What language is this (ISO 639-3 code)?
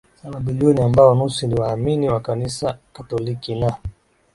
swa